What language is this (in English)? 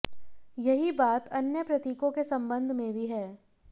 Hindi